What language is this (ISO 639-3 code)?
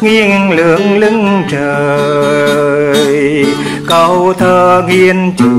vie